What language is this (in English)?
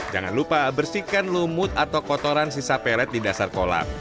Indonesian